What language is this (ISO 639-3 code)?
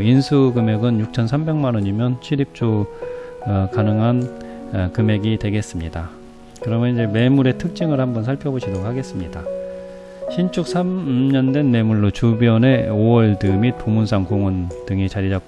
kor